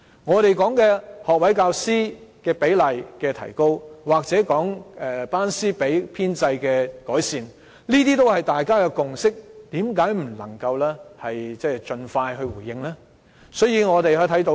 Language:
Cantonese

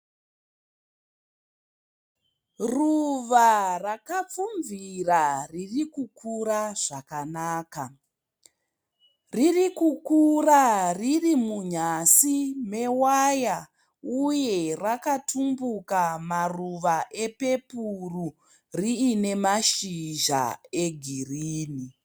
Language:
Shona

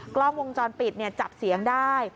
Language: Thai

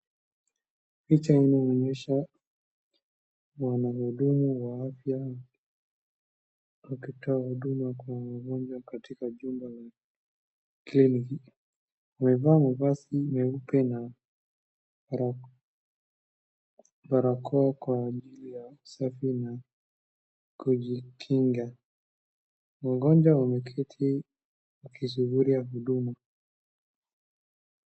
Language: Swahili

